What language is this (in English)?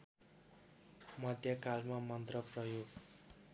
Nepali